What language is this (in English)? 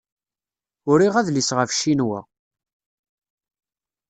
Kabyle